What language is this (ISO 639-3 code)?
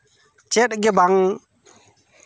sat